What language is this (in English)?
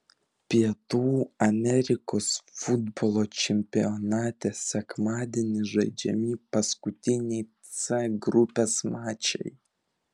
Lithuanian